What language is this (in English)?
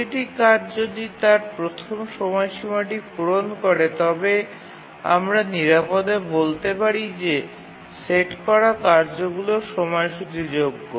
Bangla